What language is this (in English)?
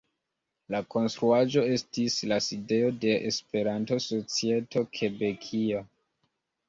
Esperanto